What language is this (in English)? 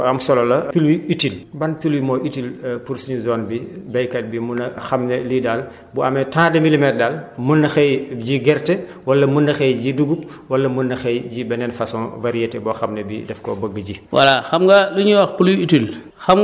Wolof